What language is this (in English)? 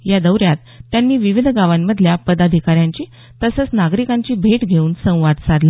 Marathi